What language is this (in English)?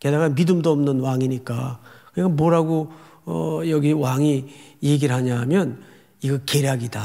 Korean